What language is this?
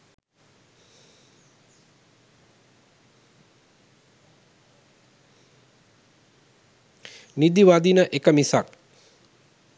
Sinhala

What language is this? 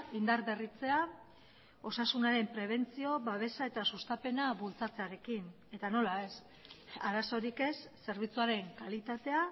Basque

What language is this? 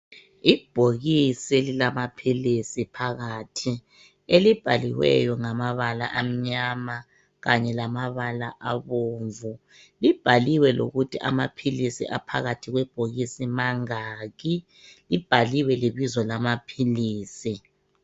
North Ndebele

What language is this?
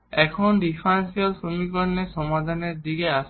Bangla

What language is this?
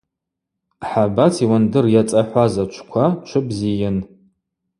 Abaza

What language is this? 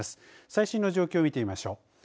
Japanese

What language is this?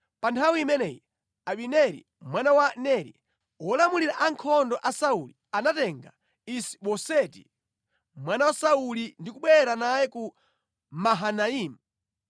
Nyanja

